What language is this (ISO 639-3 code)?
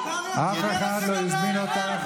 heb